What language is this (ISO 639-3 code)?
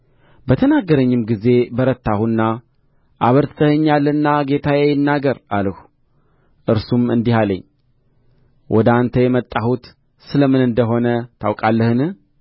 amh